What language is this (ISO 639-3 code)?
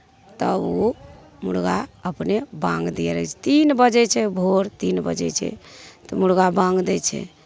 mai